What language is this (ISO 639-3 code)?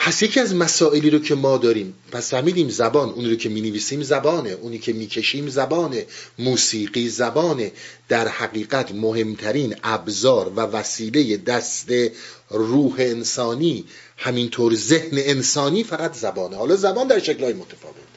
fas